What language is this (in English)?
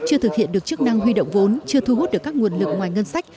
Vietnamese